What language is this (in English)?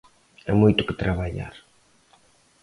Galician